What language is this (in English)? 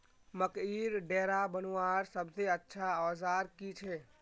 Magahi